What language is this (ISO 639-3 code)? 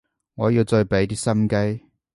yue